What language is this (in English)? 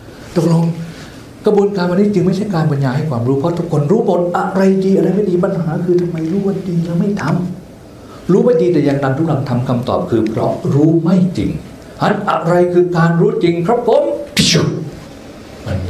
Thai